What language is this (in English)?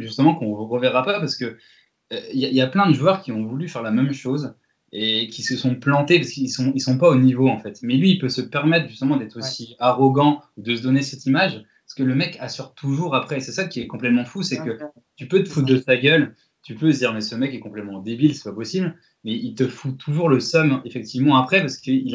French